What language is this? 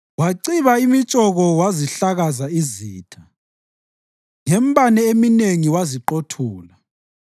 North Ndebele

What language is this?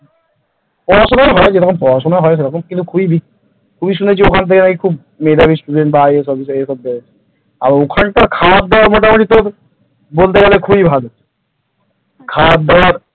Bangla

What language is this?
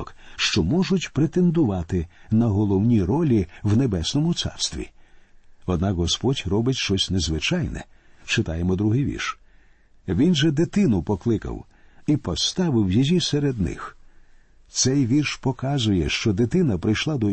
Ukrainian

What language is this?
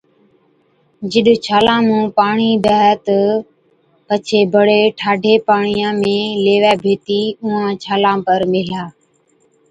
Od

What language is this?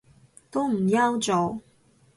Cantonese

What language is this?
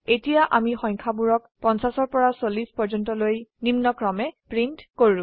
Assamese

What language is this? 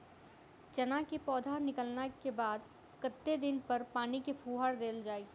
Maithili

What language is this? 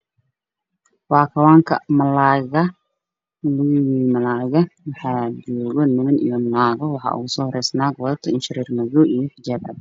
Somali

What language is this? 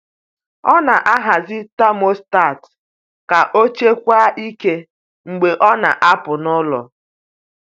Igbo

